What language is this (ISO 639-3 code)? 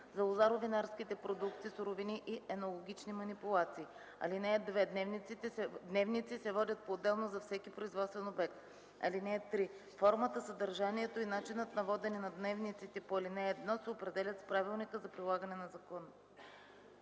bul